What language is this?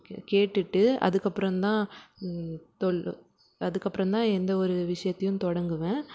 Tamil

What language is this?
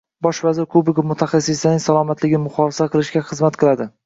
Uzbek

